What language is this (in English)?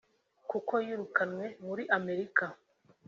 Kinyarwanda